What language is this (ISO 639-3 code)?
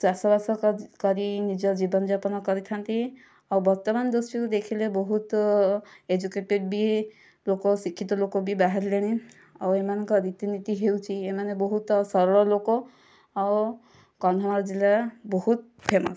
ori